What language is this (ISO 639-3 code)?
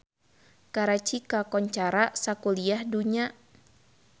sun